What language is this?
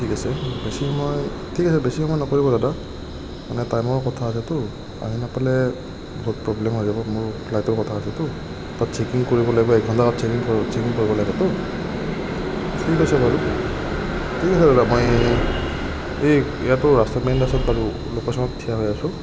Assamese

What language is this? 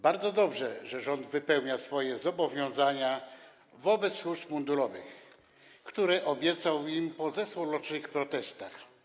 Polish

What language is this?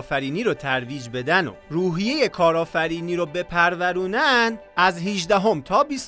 Persian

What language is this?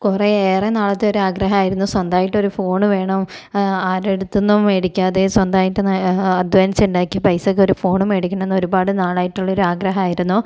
Malayalam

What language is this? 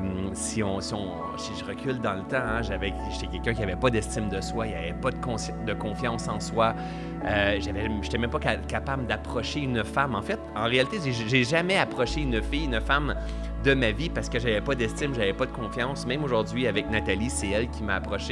French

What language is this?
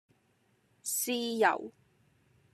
Cantonese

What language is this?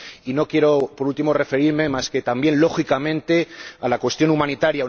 Spanish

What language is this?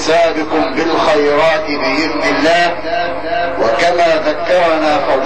Arabic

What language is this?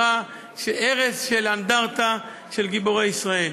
Hebrew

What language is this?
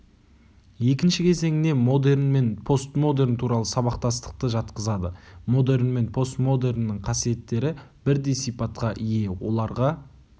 Kazakh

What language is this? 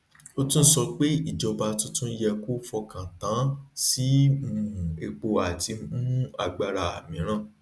Yoruba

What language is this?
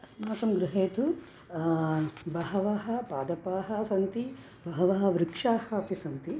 Sanskrit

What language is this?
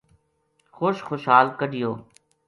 Gujari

